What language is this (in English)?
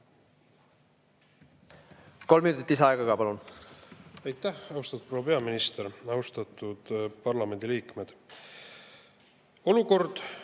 Estonian